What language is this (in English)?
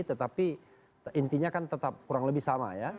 Indonesian